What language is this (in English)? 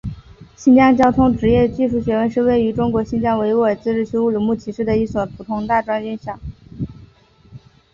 Chinese